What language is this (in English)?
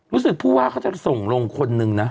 Thai